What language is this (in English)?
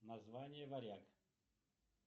Russian